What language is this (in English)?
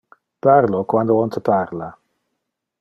Interlingua